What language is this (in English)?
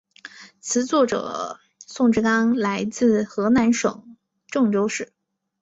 Chinese